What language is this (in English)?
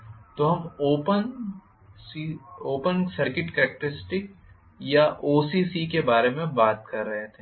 Hindi